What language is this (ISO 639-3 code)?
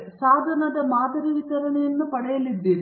kan